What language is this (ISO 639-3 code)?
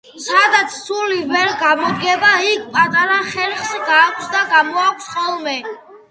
kat